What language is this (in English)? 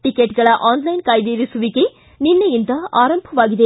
Kannada